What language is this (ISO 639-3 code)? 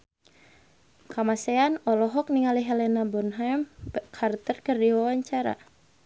sun